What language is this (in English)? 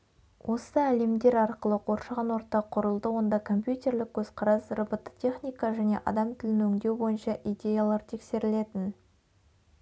Kazakh